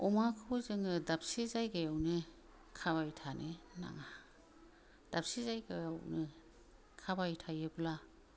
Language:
Bodo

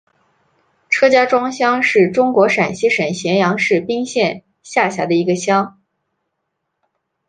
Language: Chinese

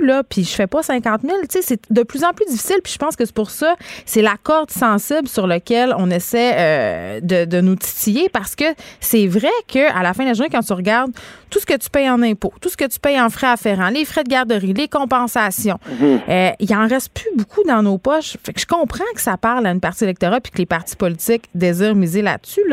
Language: French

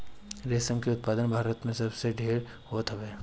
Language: Bhojpuri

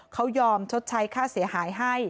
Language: Thai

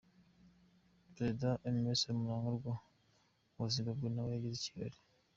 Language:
Kinyarwanda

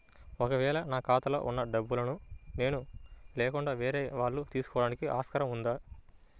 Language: Telugu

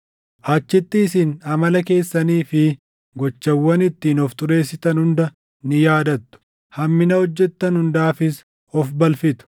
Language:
Oromo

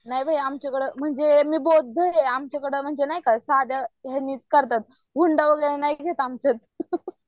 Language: Marathi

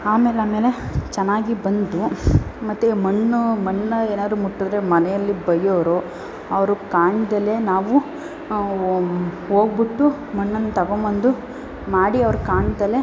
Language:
Kannada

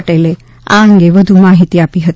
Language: Gujarati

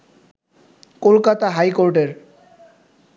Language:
Bangla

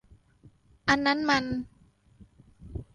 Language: Thai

